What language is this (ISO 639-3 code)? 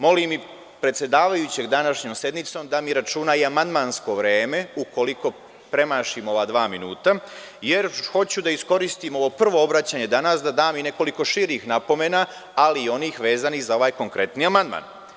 srp